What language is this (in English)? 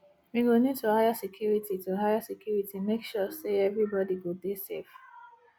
Nigerian Pidgin